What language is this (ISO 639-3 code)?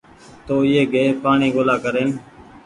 gig